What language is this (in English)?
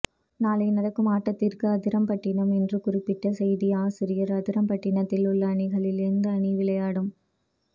Tamil